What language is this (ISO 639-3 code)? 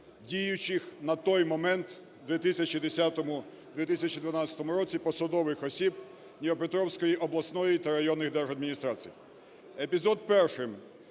ukr